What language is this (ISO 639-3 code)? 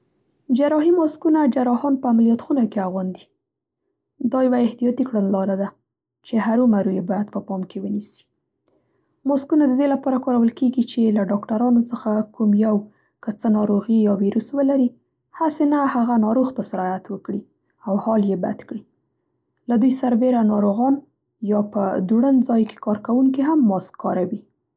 pst